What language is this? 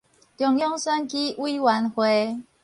Min Nan Chinese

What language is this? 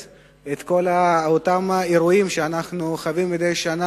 Hebrew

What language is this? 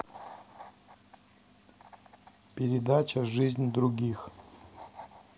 Russian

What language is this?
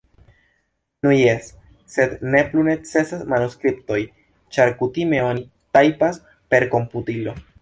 Esperanto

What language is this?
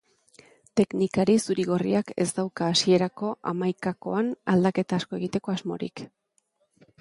Basque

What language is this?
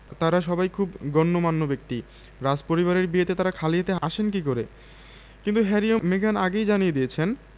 Bangla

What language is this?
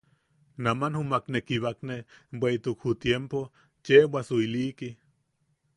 Yaqui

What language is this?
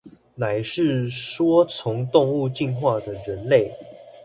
Chinese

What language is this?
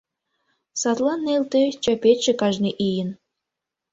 Mari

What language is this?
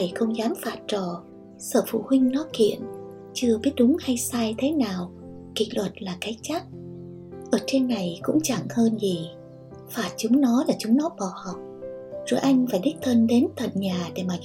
Vietnamese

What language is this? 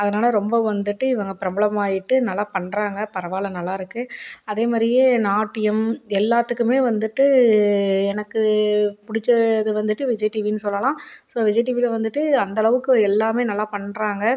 Tamil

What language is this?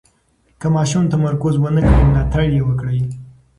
Pashto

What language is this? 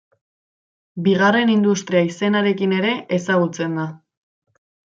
Basque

